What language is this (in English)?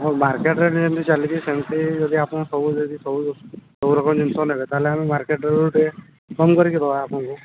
Odia